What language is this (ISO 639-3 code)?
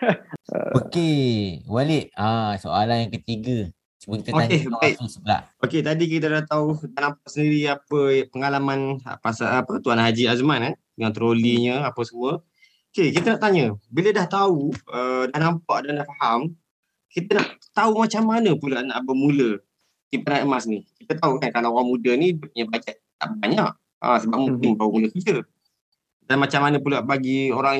msa